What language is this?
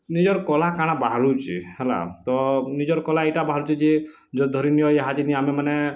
Odia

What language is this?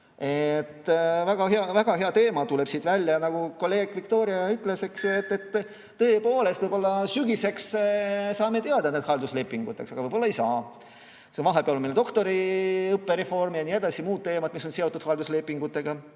Estonian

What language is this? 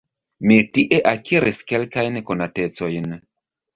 Esperanto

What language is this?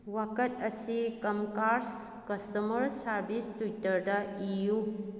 Manipuri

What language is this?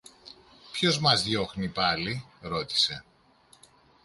Greek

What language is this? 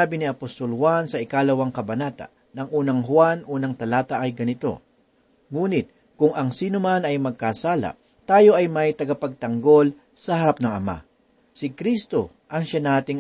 Filipino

